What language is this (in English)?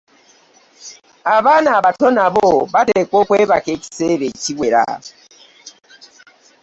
Ganda